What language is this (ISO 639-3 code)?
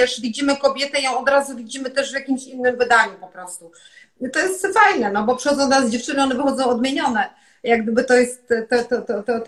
pol